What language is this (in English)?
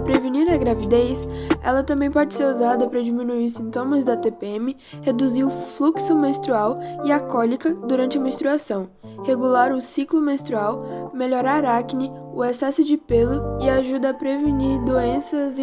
Portuguese